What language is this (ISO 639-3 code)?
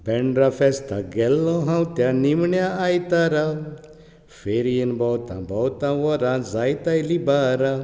kok